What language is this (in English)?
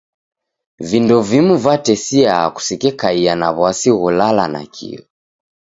Taita